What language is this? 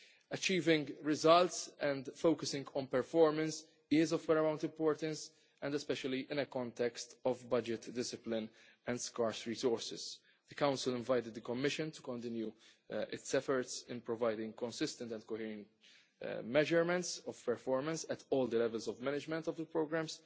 English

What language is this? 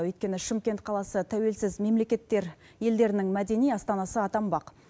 Kazakh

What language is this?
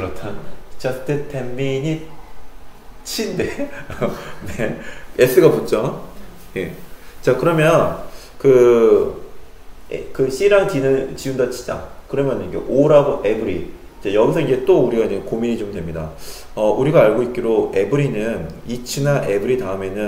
Korean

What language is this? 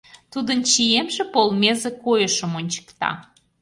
Mari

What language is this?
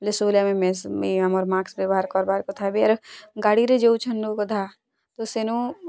Odia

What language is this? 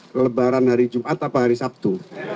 Indonesian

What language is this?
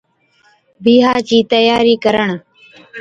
Od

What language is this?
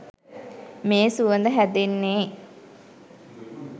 Sinhala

